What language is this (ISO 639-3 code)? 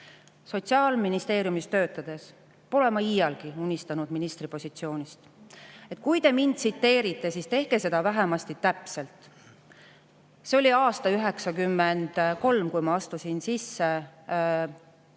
est